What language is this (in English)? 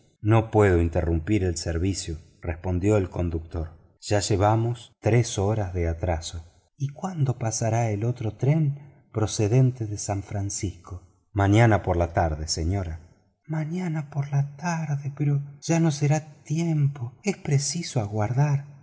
Spanish